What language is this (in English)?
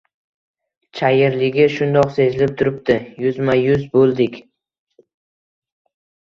Uzbek